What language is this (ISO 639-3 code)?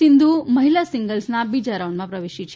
guj